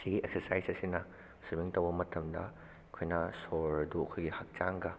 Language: Manipuri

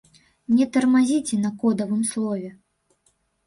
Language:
Belarusian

